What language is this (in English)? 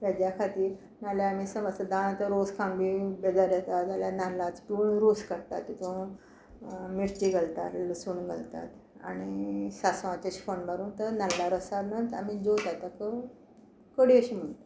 Konkani